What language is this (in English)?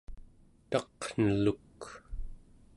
Central Yupik